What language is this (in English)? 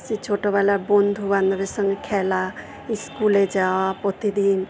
Bangla